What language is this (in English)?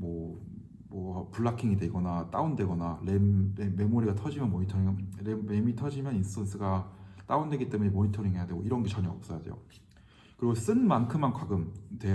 Korean